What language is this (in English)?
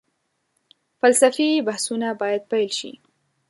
Pashto